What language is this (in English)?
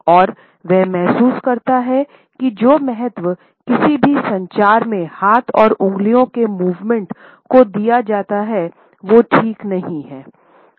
Hindi